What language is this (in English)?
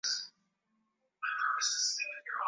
Swahili